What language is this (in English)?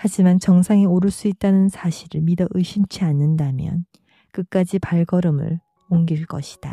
Korean